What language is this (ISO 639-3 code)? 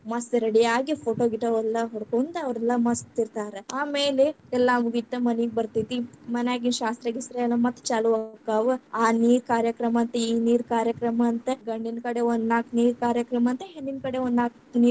kan